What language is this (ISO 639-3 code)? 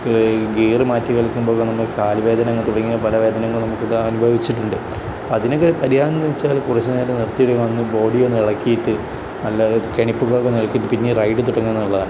mal